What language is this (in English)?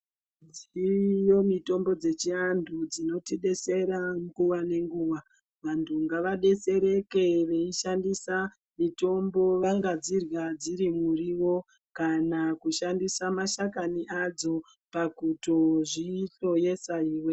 Ndau